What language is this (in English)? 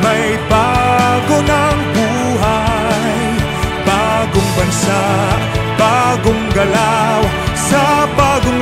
Thai